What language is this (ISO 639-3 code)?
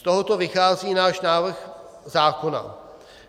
ces